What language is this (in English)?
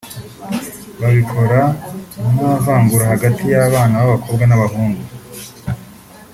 Kinyarwanda